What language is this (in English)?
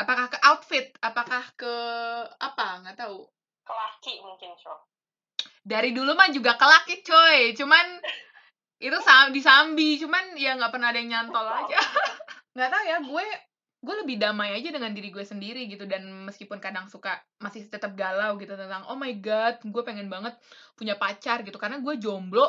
Indonesian